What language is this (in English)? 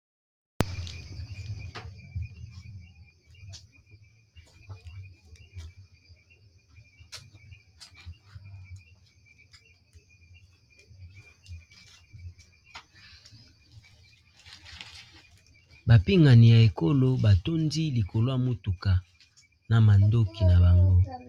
Lingala